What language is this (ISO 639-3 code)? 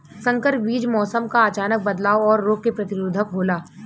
bho